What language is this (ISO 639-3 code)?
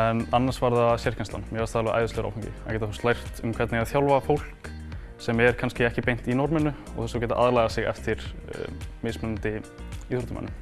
isl